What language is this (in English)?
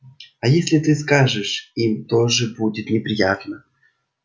Russian